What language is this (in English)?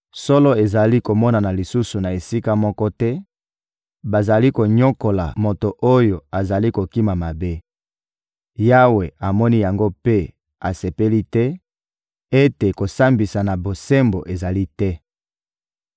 Lingala